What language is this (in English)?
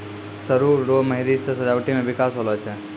Maithili